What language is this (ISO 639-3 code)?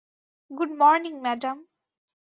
ben